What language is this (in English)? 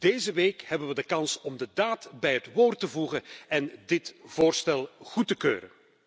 Dutch